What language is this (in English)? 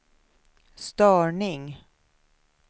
Swedish